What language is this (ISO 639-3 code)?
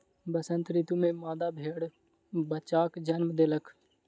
mai